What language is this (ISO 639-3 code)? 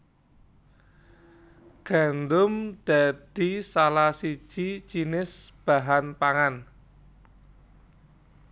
jav